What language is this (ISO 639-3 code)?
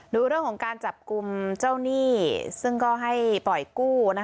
tha